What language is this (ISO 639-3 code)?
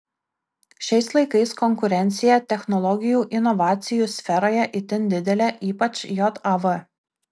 lit